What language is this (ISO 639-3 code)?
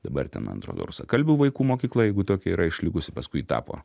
lit